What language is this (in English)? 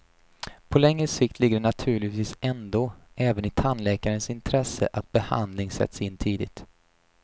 Swedish